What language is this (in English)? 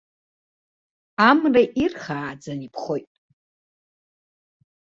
Abkhazian